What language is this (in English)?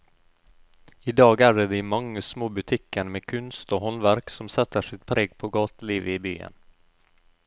Norwegian